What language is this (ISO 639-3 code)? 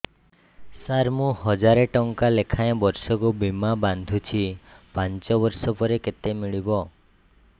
ori